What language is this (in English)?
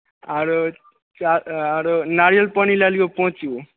Maithili